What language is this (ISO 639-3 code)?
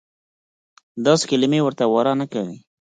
pus